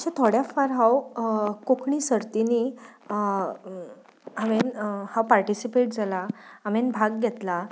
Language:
Konkani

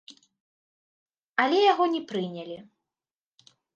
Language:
Belarusian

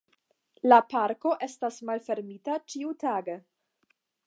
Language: Esperanto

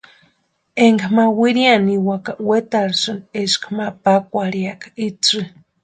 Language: Western Highland Purepecha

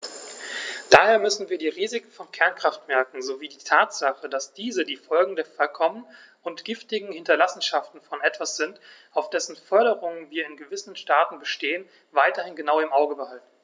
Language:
German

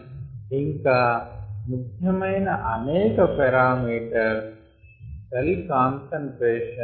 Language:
Telugu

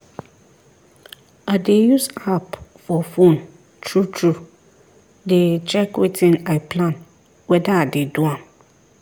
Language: Nigerian Pidgin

